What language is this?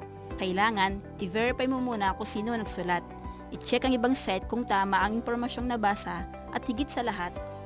Filipino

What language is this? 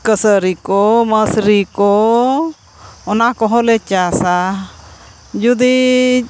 Santali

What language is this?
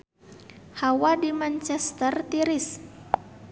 Sundanese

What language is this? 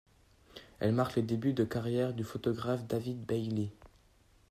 French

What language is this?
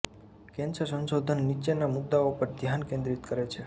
Gujarati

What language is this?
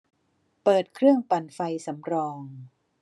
Thai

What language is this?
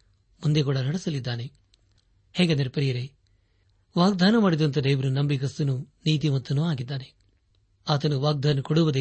Kannada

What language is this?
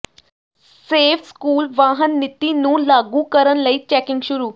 Punjabi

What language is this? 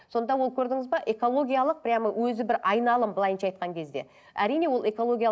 Kazakh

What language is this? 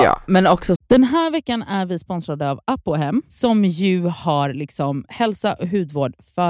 Swedish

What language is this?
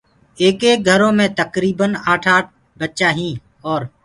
Gurgula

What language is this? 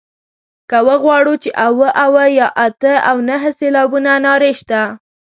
Pashto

